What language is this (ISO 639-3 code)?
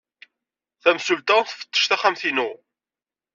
kab